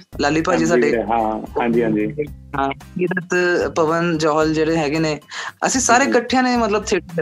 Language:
Punjabi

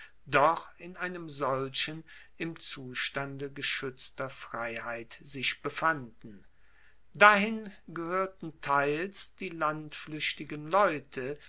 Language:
German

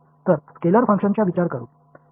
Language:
Marathi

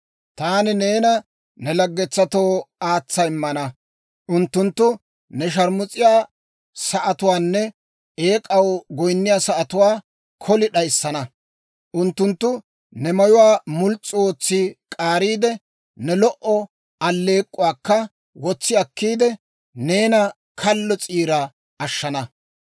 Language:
Dawro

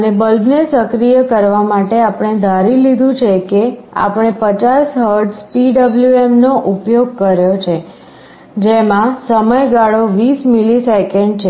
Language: Gujarati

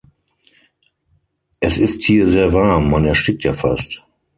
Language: German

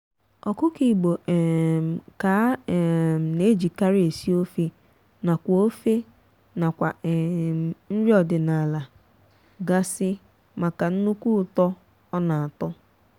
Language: Igbo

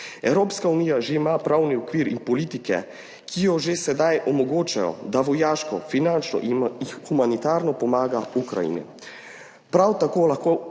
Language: Slovenian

